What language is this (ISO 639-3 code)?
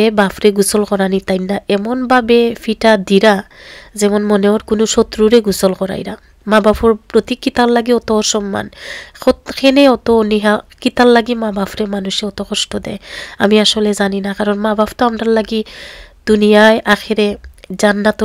ara